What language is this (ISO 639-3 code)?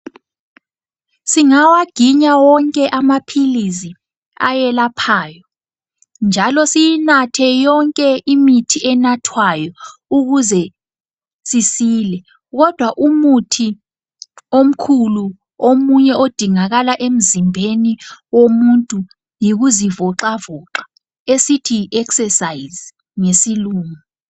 nde